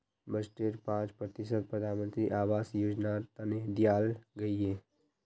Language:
Magahi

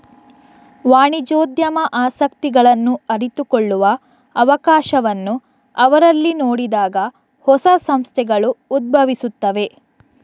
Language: Kannada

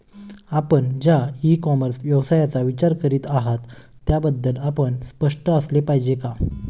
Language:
Marathi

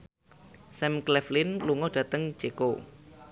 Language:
Javanese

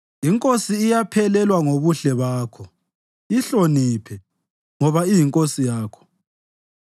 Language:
North Ndebele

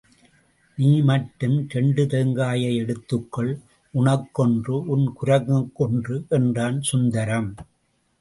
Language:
Tamil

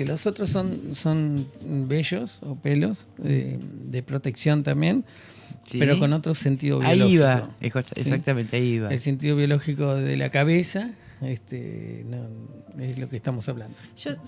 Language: Spanish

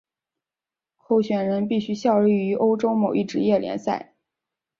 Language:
Chinese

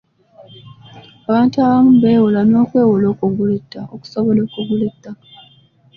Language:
Ganda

